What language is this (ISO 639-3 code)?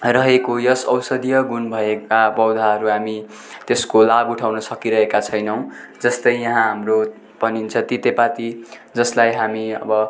nep